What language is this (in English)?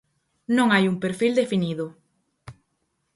Galician